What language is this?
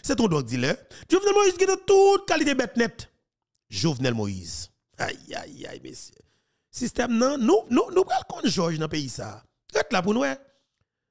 French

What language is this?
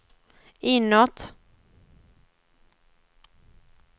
Swedish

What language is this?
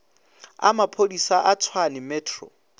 Northern Sotho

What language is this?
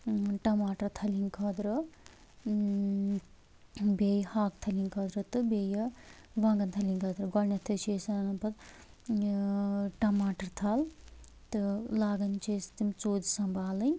Kashmiri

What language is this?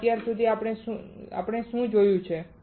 Gujarati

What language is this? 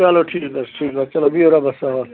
Kashmiri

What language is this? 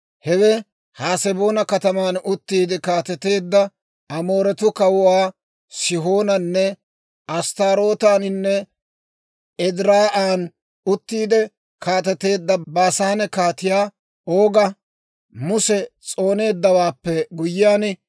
Dawro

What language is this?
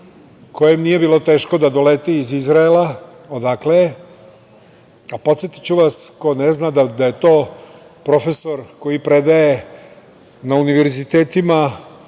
Serbian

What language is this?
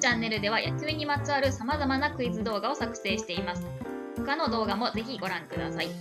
Japanese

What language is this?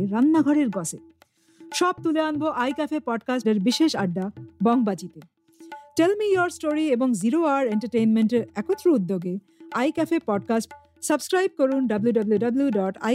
Bangla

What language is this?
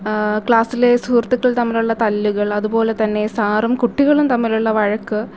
Malayalam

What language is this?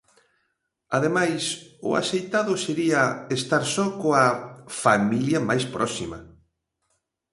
Galician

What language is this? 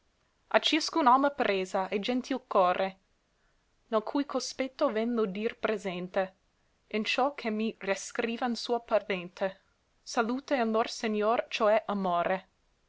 Italian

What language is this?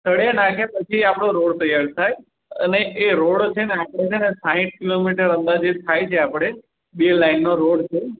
Gujarati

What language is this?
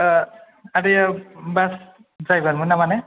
Bodo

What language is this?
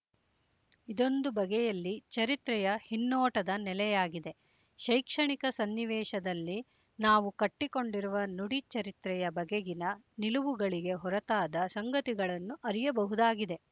Kannada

